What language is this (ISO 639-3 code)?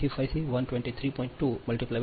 guj